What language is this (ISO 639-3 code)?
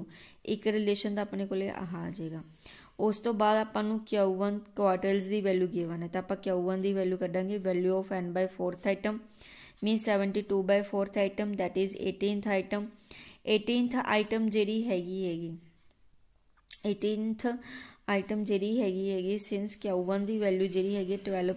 hin